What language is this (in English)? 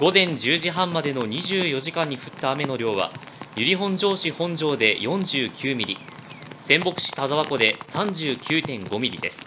Japanese